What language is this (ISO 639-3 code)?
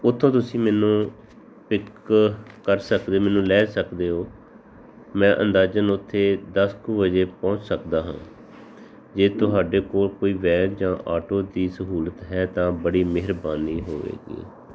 pan